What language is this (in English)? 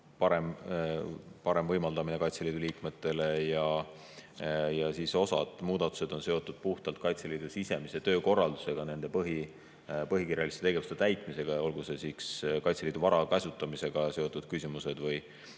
Estonian